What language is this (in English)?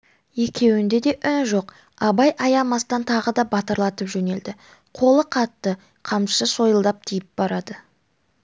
Kazakh